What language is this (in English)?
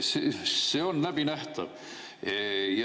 Estonian